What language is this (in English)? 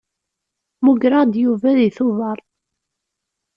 Kabyle